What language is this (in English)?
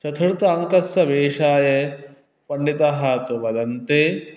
Sanskrit